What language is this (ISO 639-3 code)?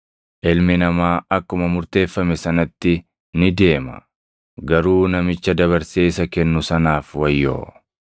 orm